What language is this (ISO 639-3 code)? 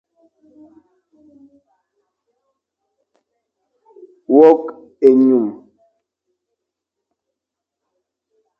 fan